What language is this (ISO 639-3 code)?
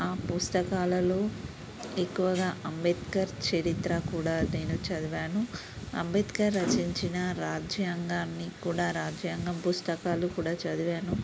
tel